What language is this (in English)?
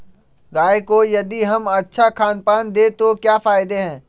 Magahi